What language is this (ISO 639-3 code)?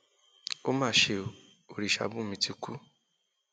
yor